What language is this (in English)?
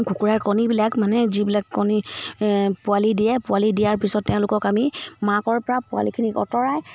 Assamese